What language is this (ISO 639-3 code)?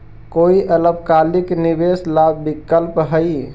mag